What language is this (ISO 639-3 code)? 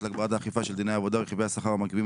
heb